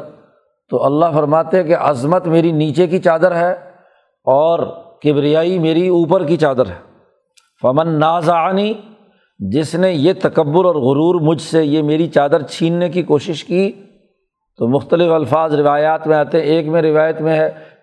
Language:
Urdu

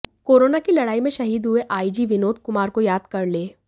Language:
Hindi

